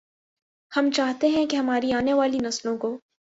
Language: Urdu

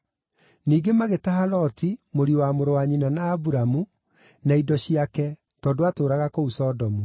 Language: Kikuyu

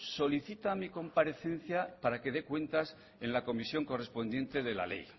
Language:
Spanish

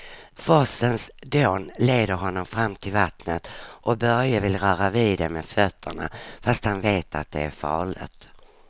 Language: Swedish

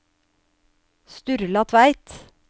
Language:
Norwegian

